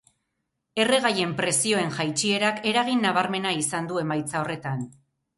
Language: Basque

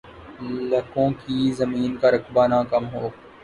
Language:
Urdu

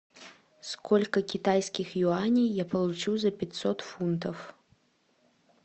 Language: Russian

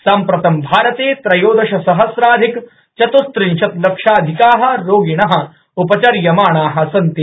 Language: Sanskrit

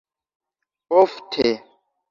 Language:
Esperanto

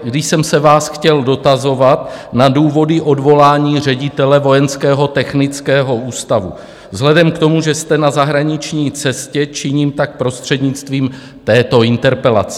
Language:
Czech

